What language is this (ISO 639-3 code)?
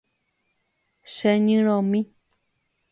grn